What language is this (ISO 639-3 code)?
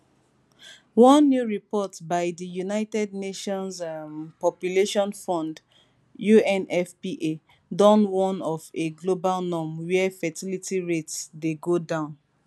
pcm